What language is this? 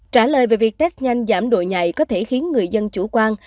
Vietnamese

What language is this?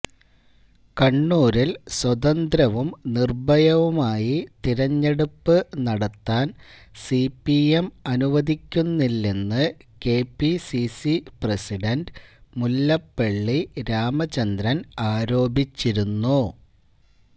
Malayalam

